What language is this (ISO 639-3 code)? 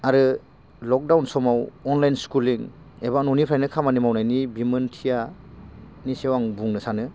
brx